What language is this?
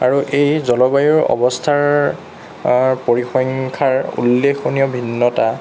Assamese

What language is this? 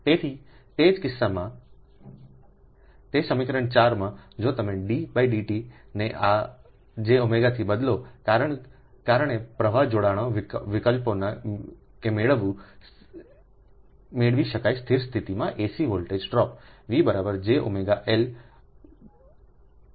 Gujarati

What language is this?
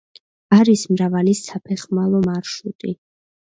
Georgian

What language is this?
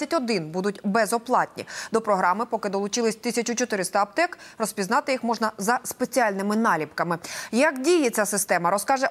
Ukrainian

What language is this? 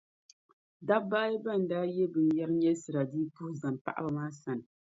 Dagbani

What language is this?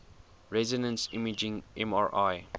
English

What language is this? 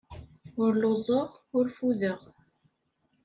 Kabyle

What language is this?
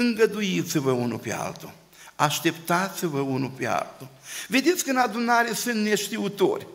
Romanian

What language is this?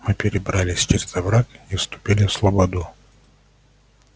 Russian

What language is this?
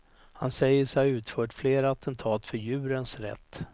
Swedish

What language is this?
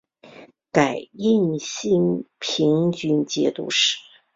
Chinese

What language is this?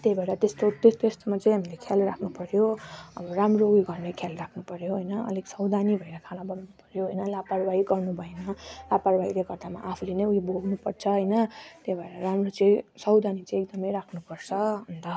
Nepali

